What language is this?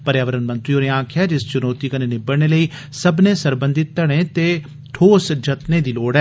Dogri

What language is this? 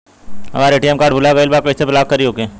Bhojpuri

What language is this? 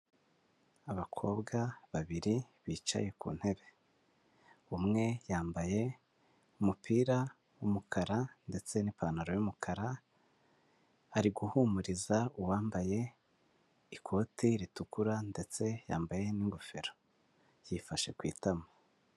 Kinyarwanda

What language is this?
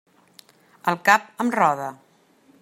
Catalan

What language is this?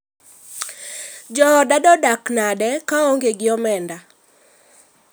Luo (Kenya and Tanzania)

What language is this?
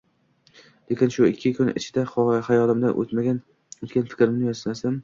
Uzbek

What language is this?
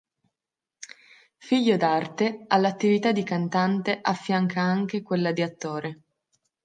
Italian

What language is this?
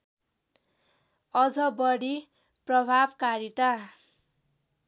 Nepali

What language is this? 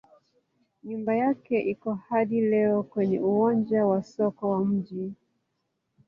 Swahili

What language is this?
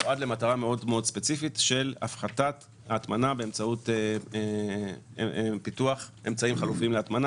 Hebrew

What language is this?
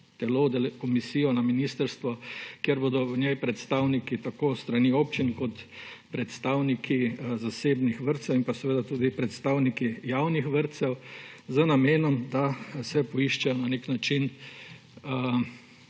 Slovenian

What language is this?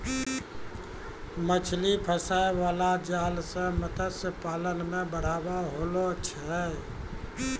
Maithili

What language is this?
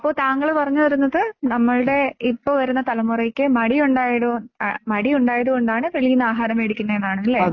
Malayalam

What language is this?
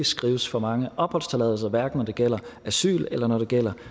Danish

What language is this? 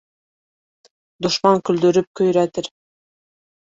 Bashkir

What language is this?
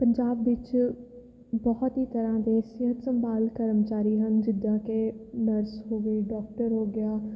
Punjabi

